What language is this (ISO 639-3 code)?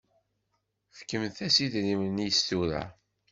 kab